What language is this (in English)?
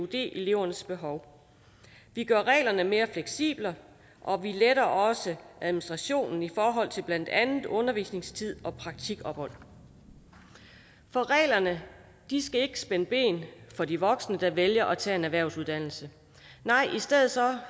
Danish